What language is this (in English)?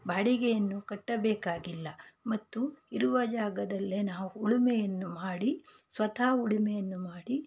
Kannada